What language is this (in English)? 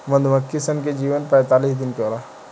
Bhojpuri